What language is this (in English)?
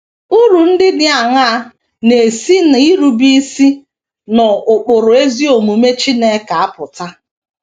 Igbo